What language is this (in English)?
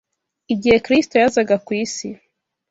Kinyarwanda